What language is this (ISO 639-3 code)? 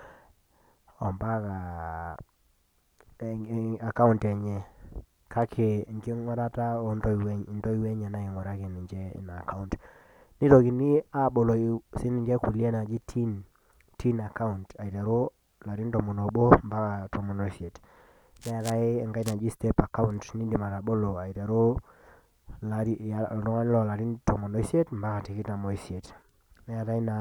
mas